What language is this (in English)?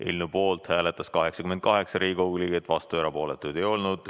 Estonian